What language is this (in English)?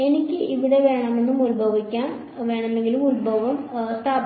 Malayalam